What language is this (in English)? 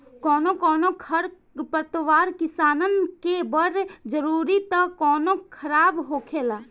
Bhojpuri